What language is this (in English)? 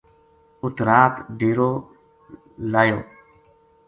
Gujari